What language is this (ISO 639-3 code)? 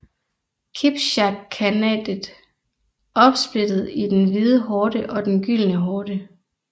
dan